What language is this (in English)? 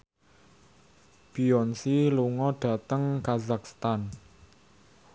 Javanese